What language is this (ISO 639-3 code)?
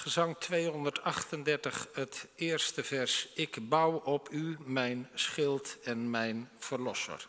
nld